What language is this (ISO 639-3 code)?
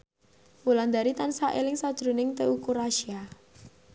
jav